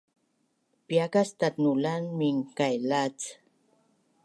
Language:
Bunun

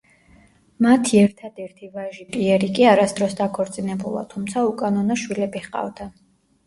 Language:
Georgian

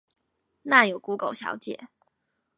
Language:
Chinese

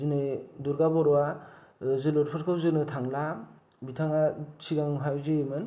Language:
Bodo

